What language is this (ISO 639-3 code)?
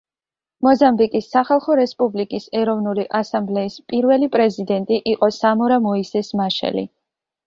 kat